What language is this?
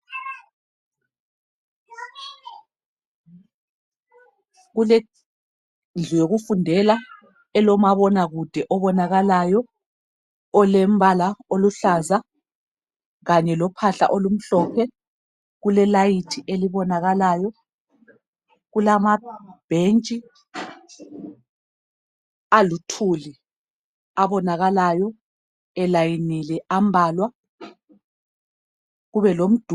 North Ndebele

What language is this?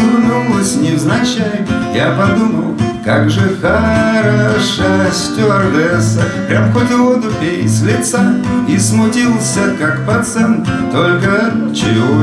Russian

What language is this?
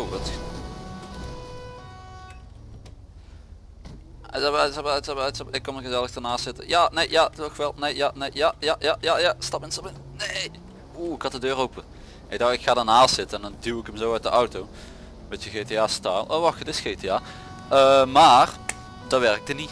Dutch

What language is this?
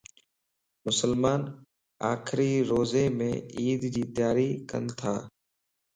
Lasi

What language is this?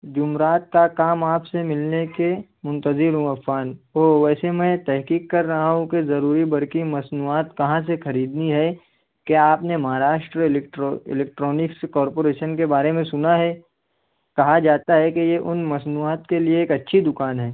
Urdu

